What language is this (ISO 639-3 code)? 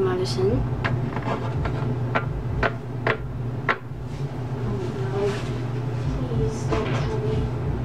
eng